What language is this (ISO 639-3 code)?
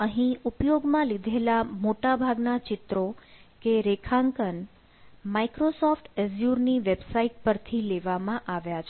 guj